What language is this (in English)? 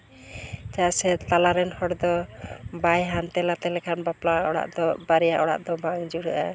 Santali